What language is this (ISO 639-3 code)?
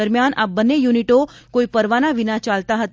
guj